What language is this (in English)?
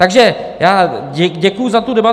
Czech